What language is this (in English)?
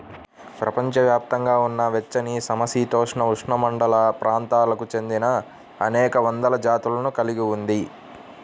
Telugu